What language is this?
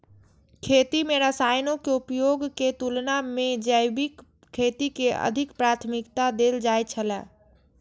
Maithili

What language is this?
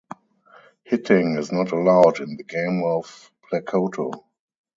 English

